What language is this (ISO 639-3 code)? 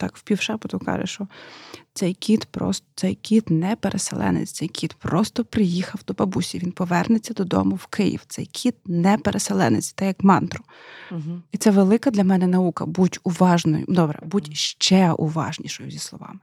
ukr